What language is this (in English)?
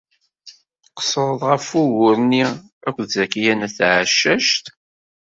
Kabyle